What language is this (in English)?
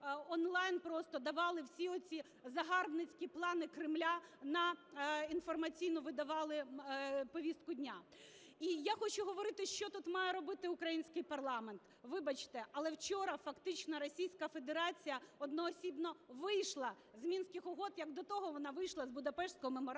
Ukrainian